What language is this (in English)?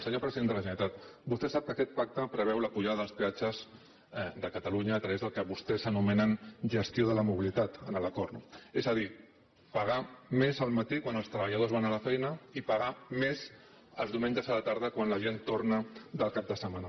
Catalan